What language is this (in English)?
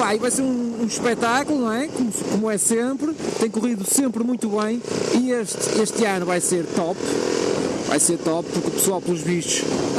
Portuguese